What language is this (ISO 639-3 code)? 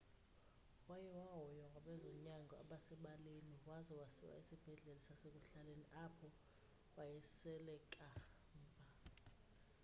xho